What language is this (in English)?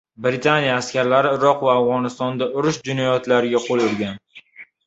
Uzbek